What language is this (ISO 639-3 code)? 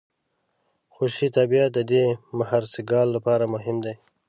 pus